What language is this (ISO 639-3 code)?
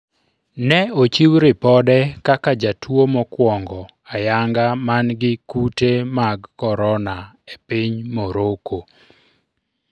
luo